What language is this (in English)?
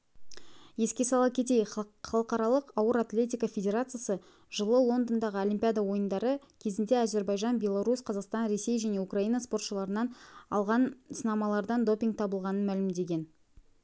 Kazakh